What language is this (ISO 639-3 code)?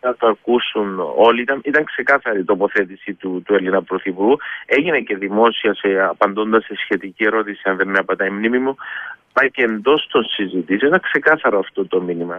ell